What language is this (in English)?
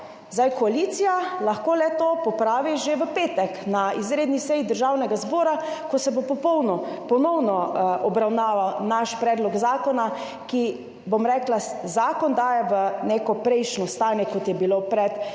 Slovenian